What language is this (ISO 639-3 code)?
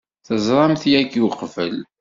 kab